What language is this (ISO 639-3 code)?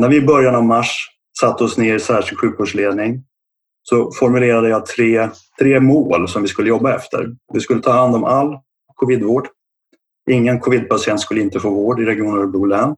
swe